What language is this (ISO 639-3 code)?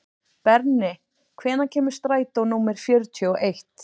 isl